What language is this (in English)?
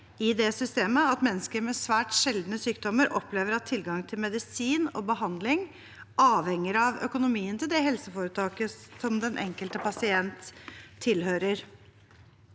Norwegian